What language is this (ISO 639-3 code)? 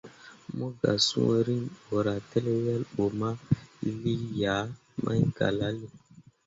mua